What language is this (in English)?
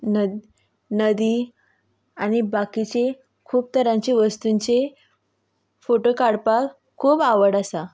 Konkani